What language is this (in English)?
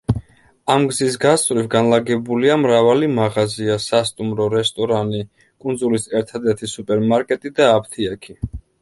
Georgian